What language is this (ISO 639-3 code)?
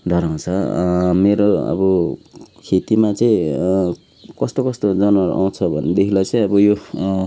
nep